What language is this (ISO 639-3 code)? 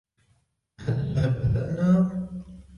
ara